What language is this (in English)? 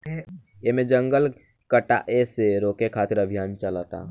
Bhojpuri